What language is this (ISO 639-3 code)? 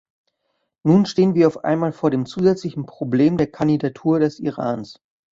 deu